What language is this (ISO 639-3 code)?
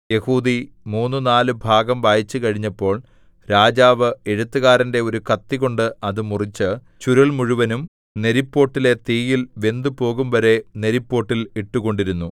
mal